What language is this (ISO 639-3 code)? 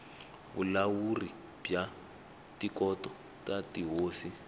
tso